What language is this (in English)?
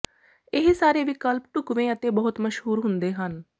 Punjabi